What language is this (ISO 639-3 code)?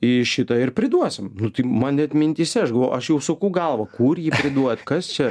lit